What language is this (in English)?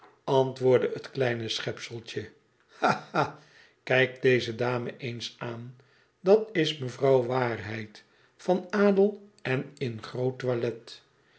Dutch